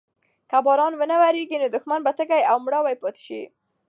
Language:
Pashto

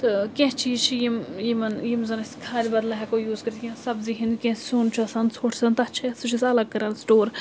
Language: Kashmiri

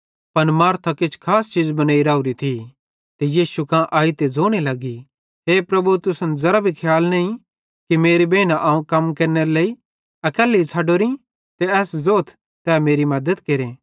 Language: Bhadrawahi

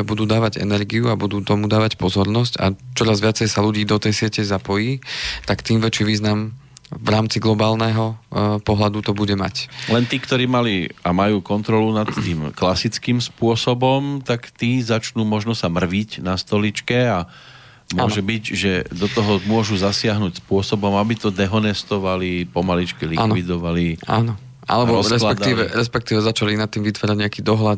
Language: Slovak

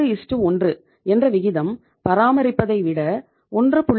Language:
Tamil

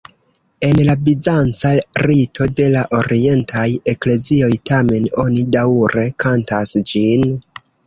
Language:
Esperanto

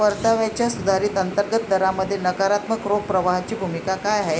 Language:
Marathi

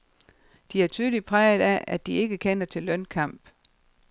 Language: Danish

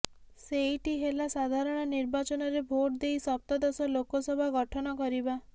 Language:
Odia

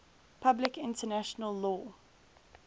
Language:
English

